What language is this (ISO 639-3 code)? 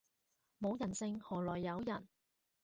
yue